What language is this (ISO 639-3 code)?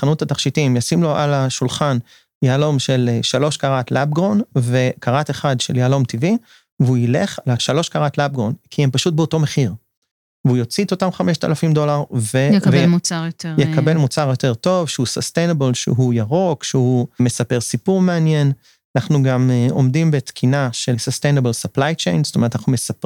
heb